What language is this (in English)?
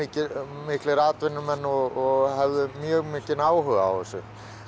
Icelandic